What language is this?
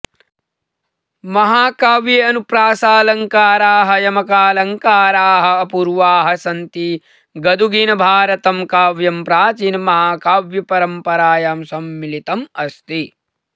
Sanskrit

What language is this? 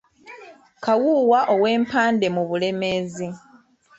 Ganda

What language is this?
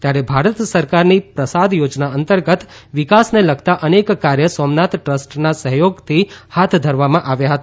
Gujarati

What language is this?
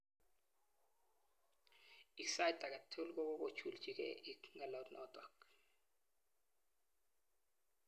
Kalenjin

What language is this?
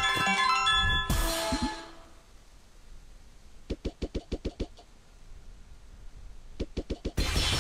Filipino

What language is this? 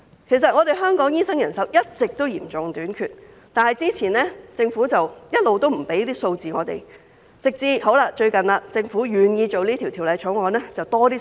Cantonese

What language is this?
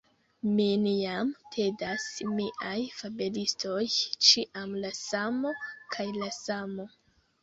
Esperanto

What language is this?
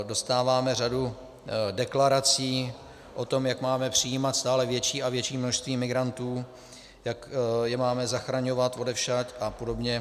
Czech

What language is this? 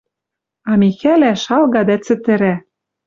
Western Mari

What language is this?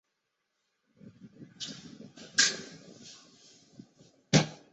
Chinese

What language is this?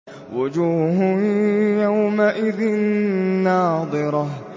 Arabic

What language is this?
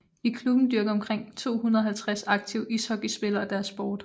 Danish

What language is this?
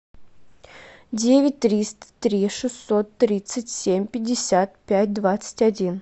Russian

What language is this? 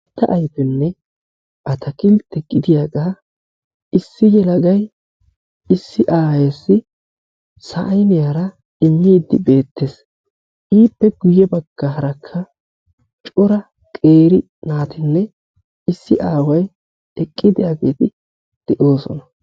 Wolaytta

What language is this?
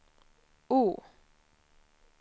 Swedish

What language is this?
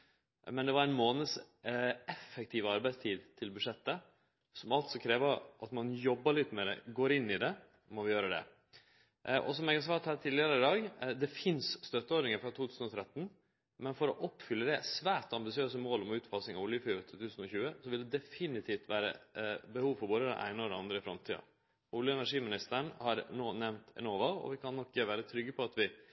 Norwegian Nynorsk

